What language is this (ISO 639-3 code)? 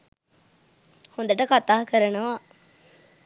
sin